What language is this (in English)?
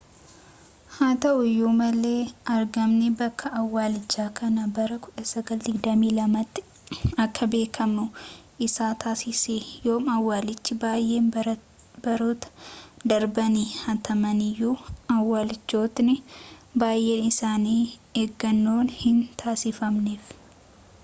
Oromo